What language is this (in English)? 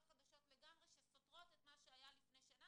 Hebrew